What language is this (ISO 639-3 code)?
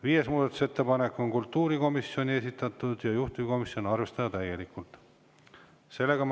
est